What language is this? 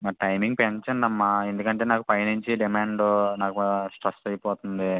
Telugu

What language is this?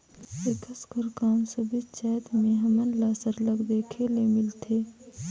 Chhattisgarhi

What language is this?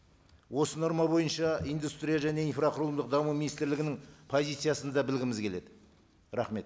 Kazakh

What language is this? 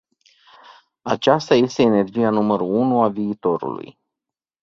Romanian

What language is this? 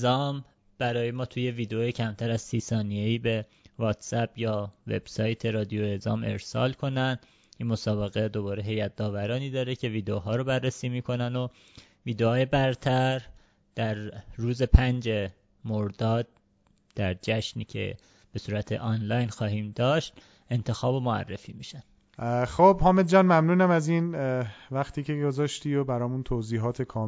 Persian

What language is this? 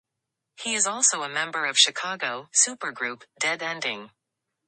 English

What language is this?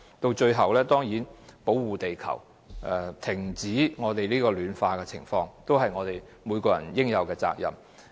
Cantonese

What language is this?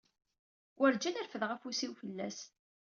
Kabyle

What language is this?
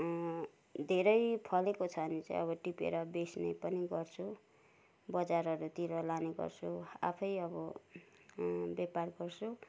Nepali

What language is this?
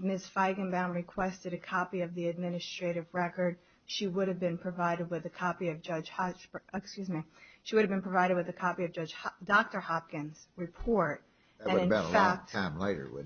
English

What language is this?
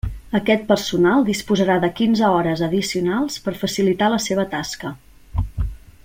Catalan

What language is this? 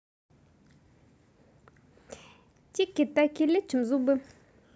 Russian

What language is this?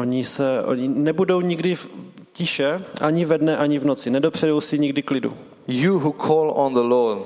Czech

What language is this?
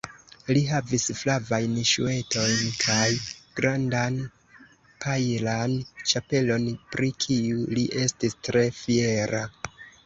Esperanto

